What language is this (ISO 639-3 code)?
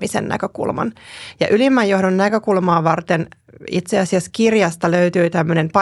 fin